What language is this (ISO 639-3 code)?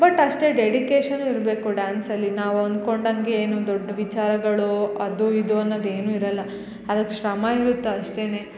kan